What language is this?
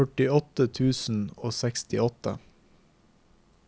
Norwegian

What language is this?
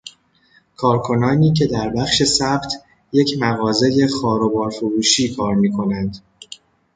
Persian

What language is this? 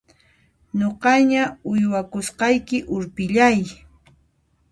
Puno Quechua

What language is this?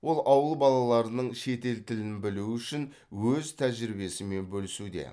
Kazakh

